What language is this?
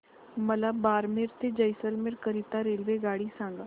Marathi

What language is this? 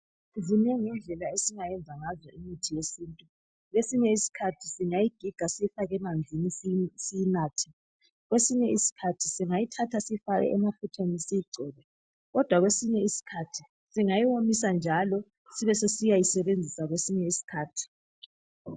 North Ndebele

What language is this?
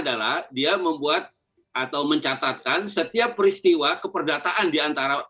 Indonesian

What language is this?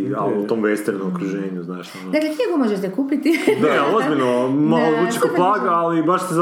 Croatian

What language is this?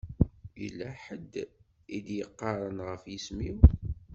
Kabyle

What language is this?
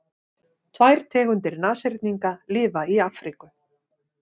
Icelandic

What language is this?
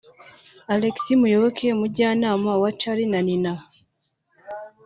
Kinyarwanda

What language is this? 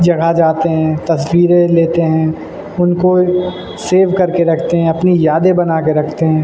Urdu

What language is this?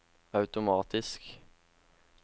Norwegian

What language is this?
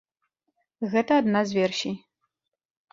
Belarusian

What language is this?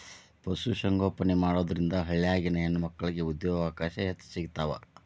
Kannada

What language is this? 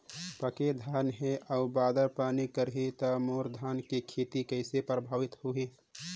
Chhattisgarhi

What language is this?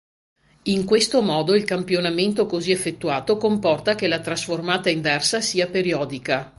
Italian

